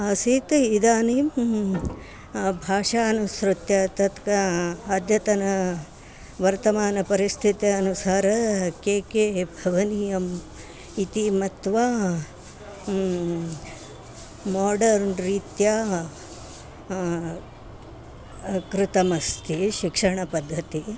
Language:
Sanskrit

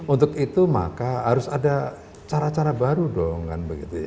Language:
Indonesian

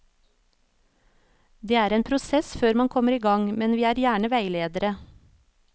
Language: Norwegian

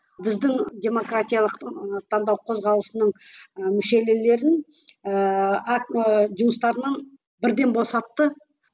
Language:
Kazakh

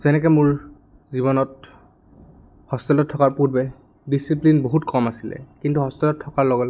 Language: Assamese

